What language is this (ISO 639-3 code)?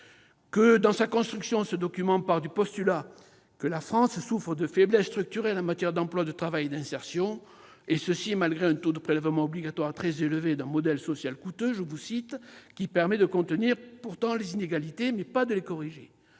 fra